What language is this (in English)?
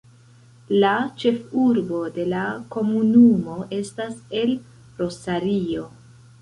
Esperanto